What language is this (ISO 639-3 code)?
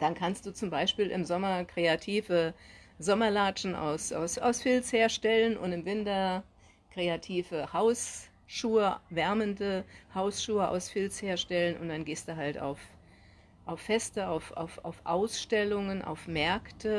deu